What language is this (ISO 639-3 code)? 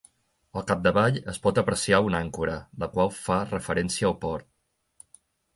cat